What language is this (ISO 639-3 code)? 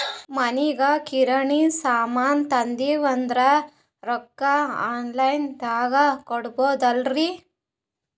kan